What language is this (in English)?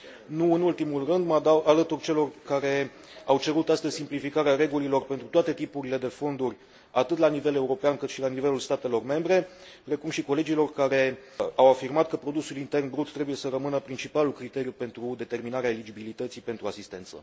Romanian